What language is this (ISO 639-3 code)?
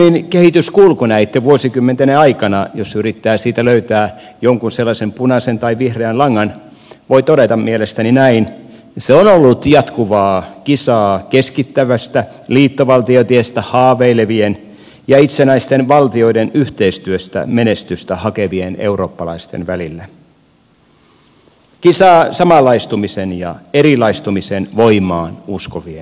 fin